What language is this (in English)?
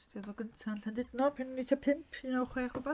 Welsh